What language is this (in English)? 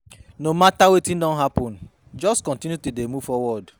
Nigerian Pidgin